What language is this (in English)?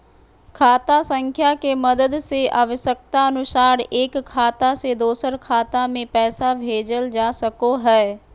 Magahi